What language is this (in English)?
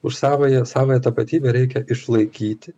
Lithuanian